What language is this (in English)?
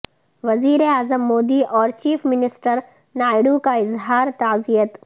Urdu